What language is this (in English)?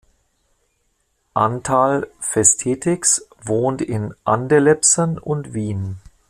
German